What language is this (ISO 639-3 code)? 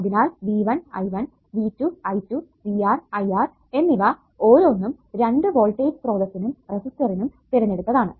mal